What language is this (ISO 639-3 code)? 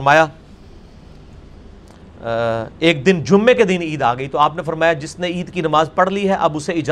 urd